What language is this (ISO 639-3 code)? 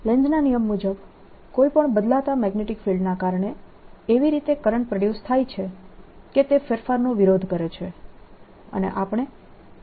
guj